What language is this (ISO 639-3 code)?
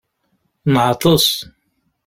kab